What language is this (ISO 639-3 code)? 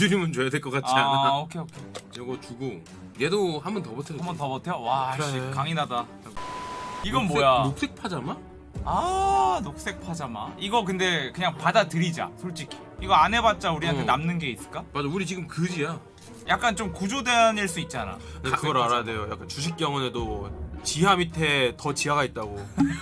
kor